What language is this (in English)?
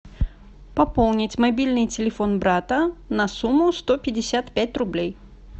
Russian